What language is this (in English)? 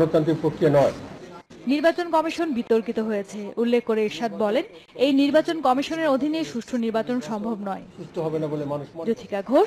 Polish